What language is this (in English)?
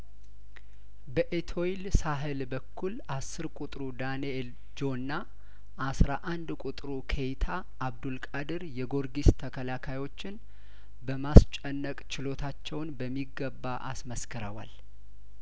Amharic